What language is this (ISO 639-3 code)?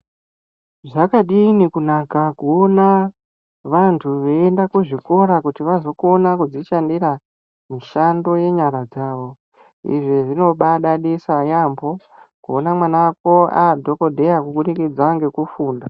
ndc